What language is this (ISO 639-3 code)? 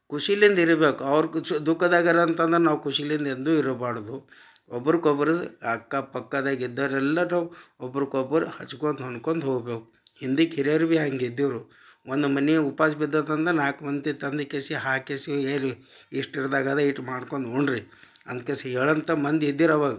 kan